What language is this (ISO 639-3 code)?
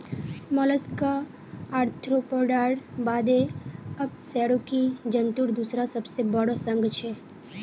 mag